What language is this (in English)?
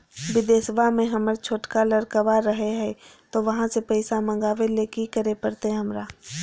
Magahi